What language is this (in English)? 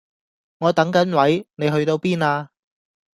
Cantonese